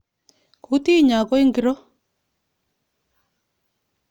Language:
Kalenjin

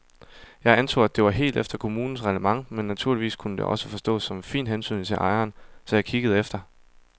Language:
Danish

